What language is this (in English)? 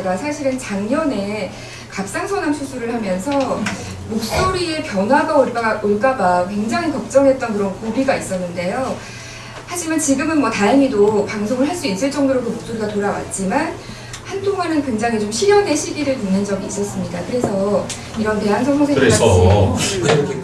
Korean